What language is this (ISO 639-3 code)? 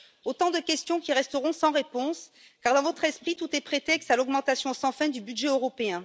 fra